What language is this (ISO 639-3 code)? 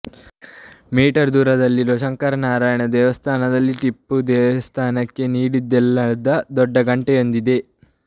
kan